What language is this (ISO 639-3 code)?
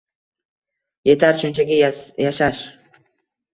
uzb